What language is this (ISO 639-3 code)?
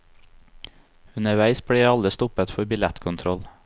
nor